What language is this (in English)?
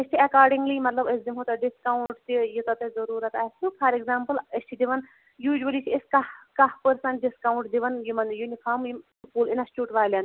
Kashmiri